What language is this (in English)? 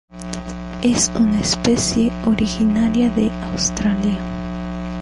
Spanish